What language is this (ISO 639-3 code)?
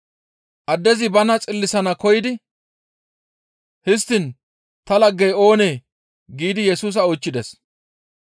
gmv